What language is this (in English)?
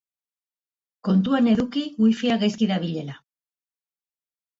Basque